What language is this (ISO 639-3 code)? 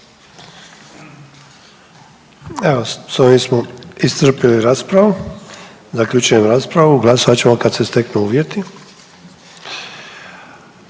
hrv